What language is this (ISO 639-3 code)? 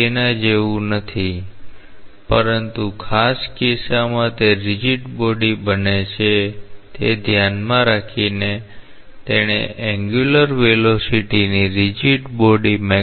guj